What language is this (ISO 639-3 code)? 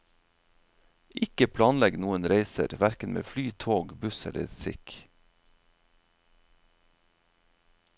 nor